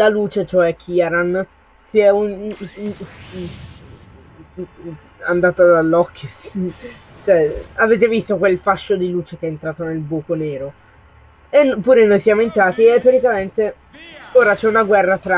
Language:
Italian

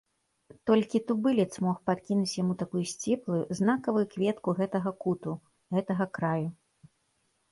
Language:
Belarusian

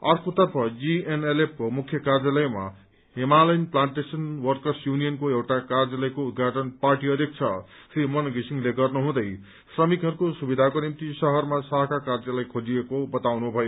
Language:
Nepali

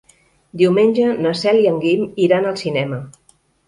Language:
Catalan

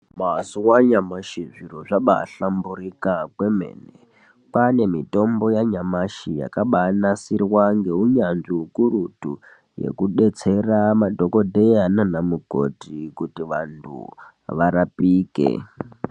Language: Ndau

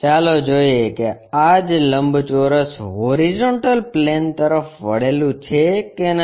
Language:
Gujarati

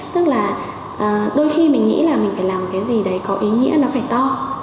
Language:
Vietnamese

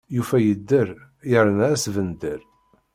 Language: Kabyle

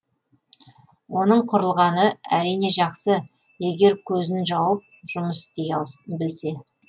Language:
Kazakh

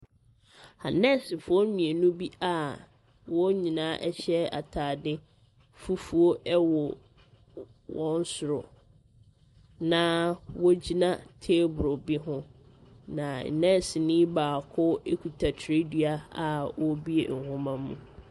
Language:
Akan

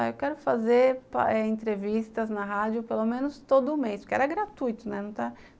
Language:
Portuguese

